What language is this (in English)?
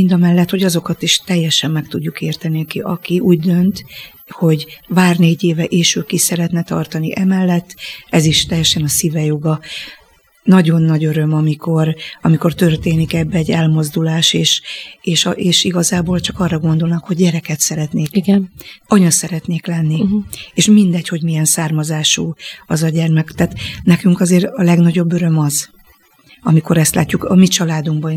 Hungarian